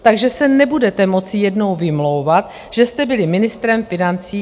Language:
Czech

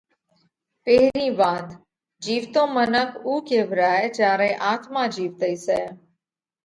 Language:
Parkari Koli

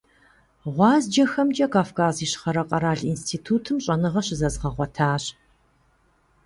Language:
Kabardian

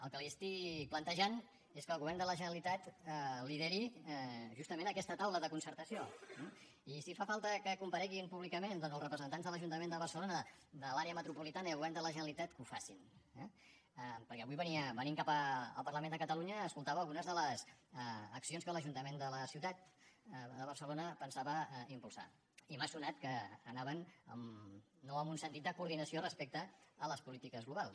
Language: Catalan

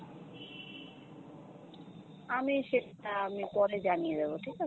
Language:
Bangla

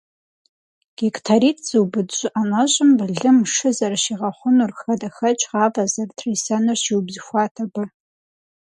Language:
Kabardian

